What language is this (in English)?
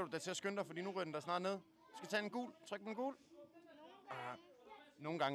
Danish